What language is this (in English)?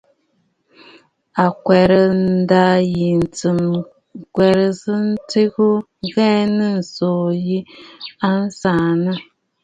Bafut